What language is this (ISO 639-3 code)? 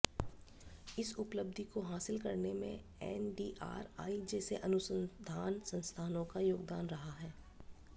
hin